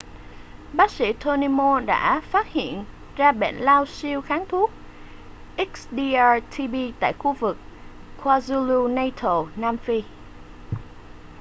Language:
Vietnamese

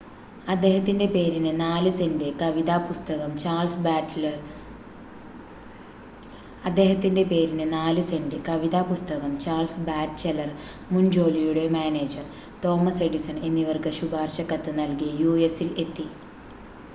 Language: Malayalam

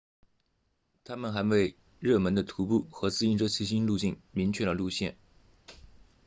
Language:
Chinese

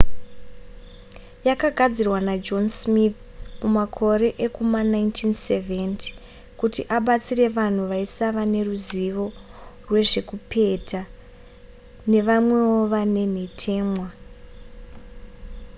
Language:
Shona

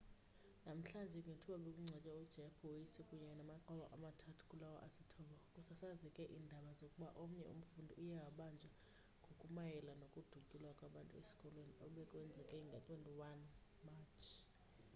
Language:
Xhosa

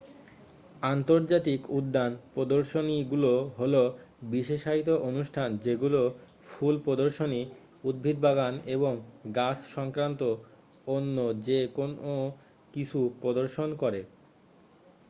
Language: Bangla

